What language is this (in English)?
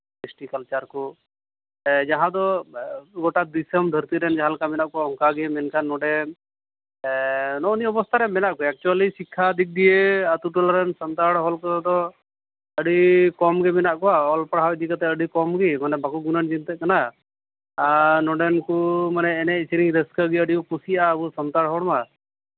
Santali